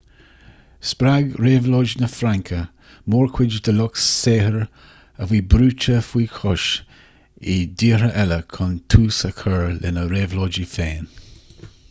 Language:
Irish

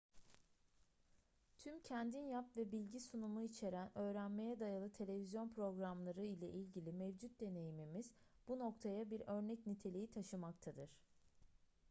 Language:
Turkish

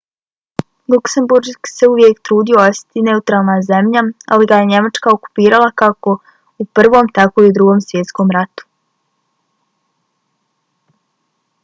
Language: Bosnian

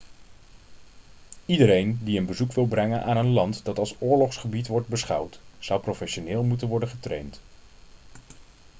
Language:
Dutch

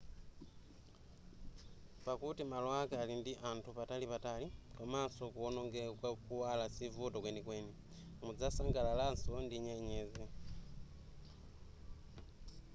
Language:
Nyanja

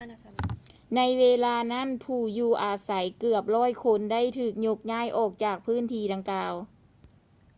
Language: Lao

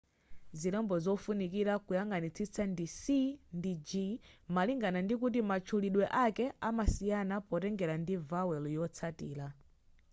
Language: Nyanja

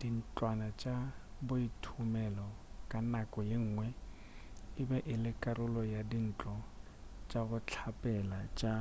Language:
Northern Sotho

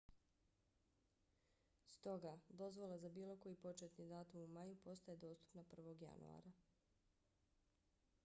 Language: Bosnian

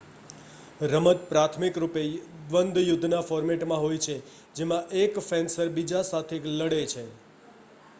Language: Gujarati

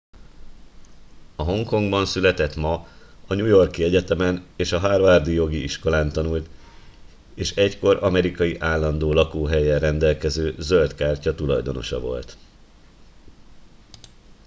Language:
Hungarian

